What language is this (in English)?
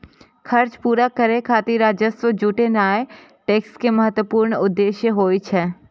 Maithili